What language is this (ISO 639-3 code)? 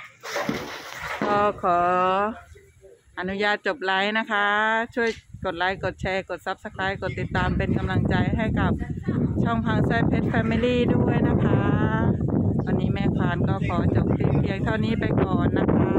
tha